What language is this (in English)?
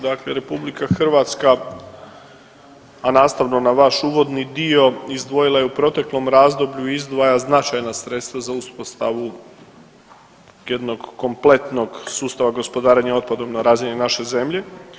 Croatian